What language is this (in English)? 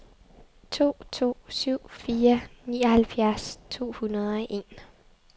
Danish